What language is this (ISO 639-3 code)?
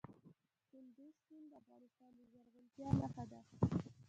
pus